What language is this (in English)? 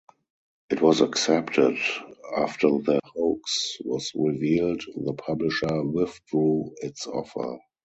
English